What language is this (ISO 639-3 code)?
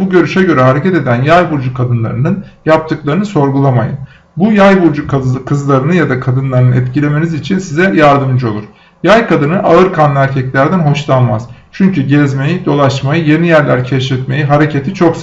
tur